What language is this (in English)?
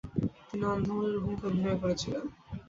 Bangla